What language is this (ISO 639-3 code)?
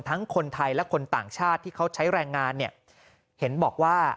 tha